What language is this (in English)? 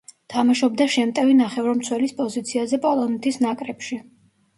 Georgian